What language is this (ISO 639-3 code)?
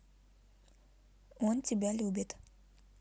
rus